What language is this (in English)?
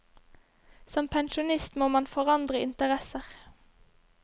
Norwegian